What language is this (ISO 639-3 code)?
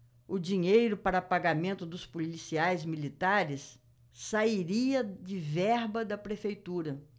por